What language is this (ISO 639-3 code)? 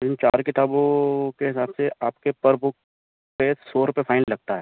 urd